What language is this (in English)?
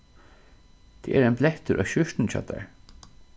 Faroese